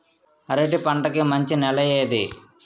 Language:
Telugu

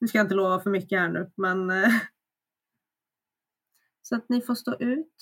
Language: Swedish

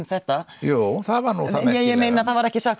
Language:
Icelandic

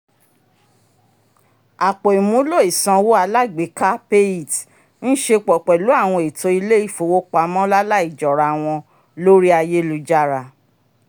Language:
Yoruba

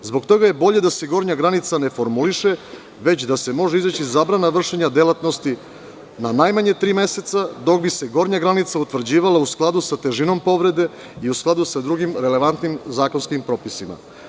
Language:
Serbian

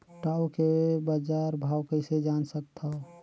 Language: Chhattisgarhi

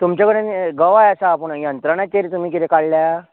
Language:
Konkani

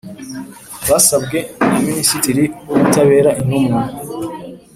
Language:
Kinyarwanda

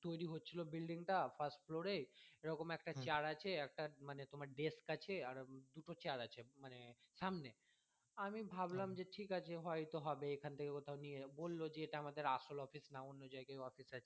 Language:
Bangla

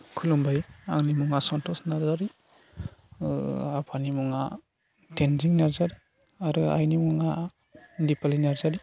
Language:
Bodo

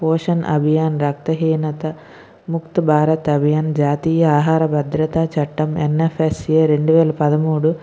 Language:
Telugu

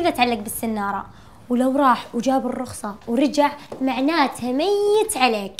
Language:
Arabic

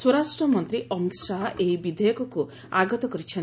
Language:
Odia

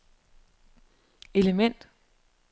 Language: Danish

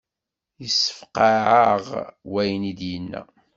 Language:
Kabyle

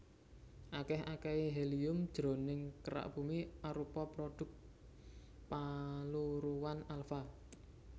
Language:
Javanese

